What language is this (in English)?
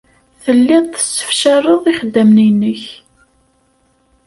Kabyle